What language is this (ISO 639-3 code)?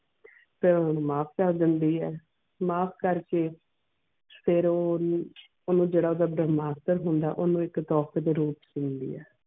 pan